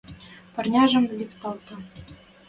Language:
Western Mari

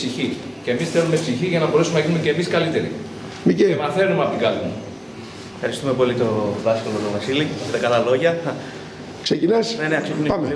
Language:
Greek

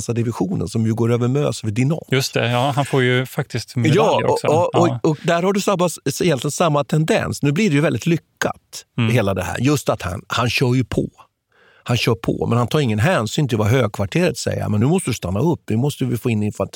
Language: Swedish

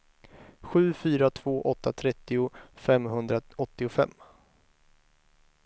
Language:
Swedish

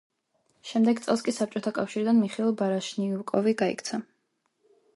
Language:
Georgian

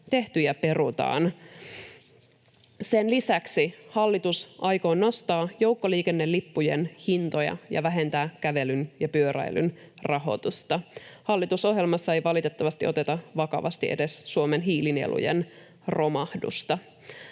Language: Finnish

